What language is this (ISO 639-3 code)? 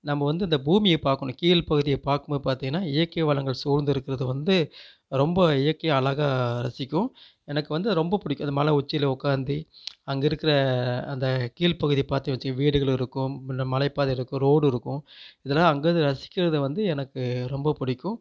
tam